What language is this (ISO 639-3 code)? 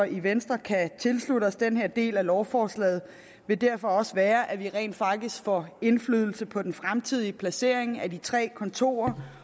dan